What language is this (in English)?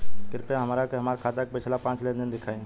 Bhojpuri